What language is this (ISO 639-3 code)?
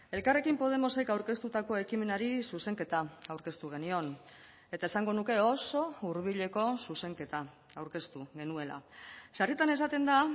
eus